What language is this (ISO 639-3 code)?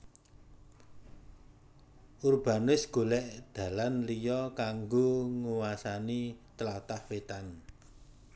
jav